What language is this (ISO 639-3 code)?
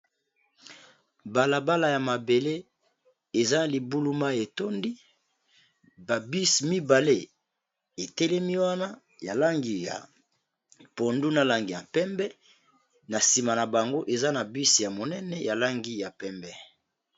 lin